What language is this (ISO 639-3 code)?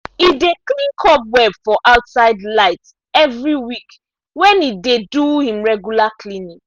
pcm